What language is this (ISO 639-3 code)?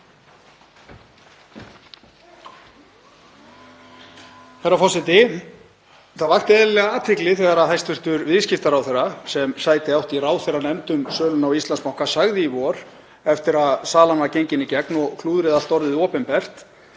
isl